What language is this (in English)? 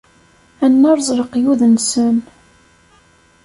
Kabyle